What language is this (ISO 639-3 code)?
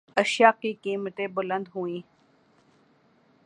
urd